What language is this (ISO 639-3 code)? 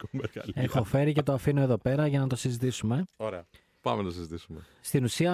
ell